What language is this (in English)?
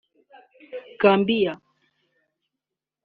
Kinyarwanda